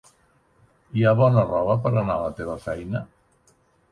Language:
Catalan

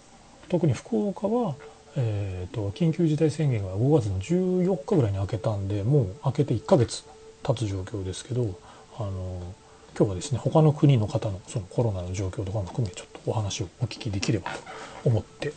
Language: Japanese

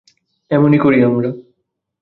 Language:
Bangla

